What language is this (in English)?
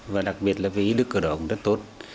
Vietnamese